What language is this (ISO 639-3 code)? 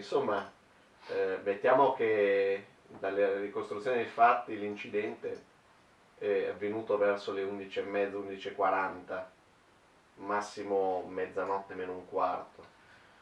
ita